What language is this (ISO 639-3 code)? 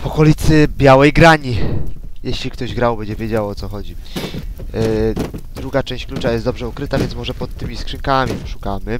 pol